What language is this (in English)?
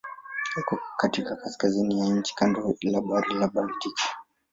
Swahili